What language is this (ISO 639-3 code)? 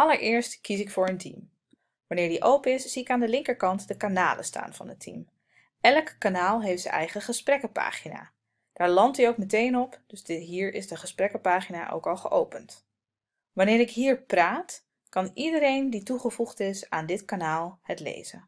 nld